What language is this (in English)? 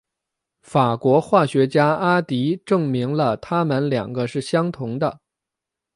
Chinese